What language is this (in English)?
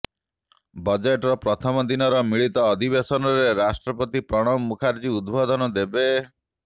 Odia